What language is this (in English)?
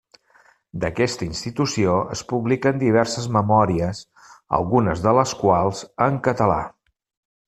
Catalan